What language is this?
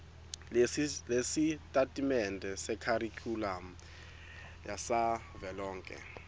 Swati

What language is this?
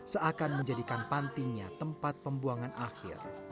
Indonesian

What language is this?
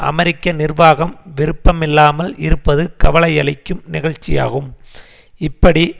Tamil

